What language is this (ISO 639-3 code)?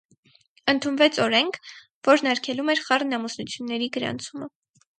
hye